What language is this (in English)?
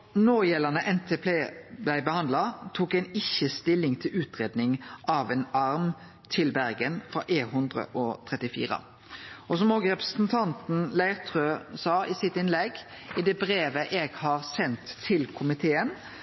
Norwegian Nynorsk